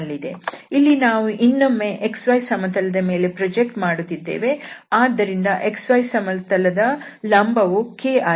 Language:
Kannada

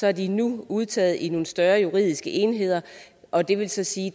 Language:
Danish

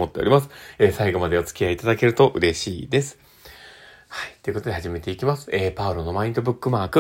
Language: Japanese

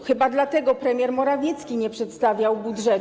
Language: Polish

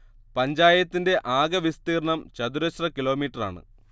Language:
Malayalam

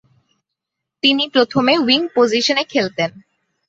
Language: Bangla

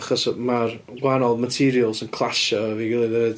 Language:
Welsh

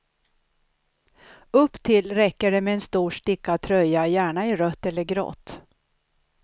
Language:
Swedish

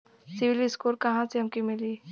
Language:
Bhojpuri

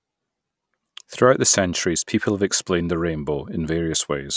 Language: English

